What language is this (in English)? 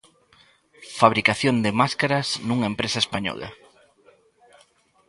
Galician